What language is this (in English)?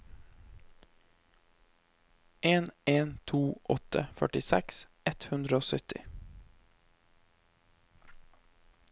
Norwegian